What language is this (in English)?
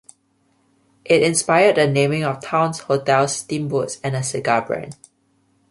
English